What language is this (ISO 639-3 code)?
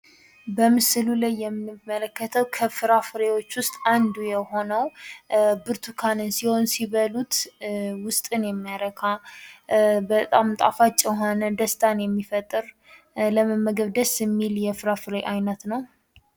amh